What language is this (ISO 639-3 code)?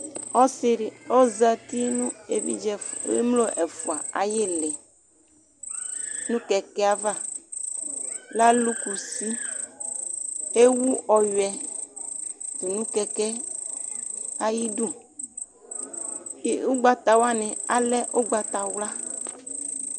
kpo